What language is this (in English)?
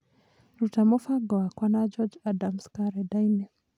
Kikuyu